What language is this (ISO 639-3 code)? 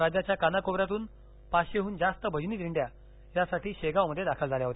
mar